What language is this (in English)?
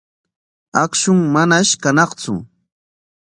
Corongo Ancash Quechua